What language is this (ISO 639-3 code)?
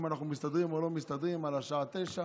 heb